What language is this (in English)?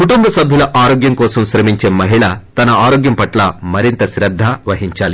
Telugu